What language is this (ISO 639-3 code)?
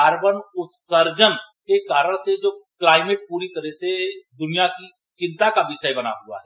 hin